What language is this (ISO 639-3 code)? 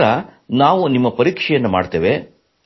kan